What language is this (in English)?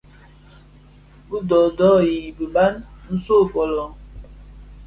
Bafia